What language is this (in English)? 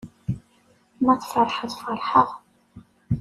Kabyle